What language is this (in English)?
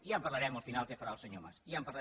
Catalan